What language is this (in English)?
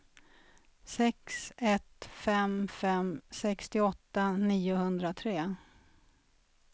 Swedish